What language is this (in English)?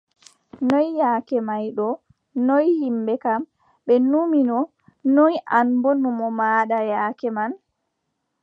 Adamawa Fulfulde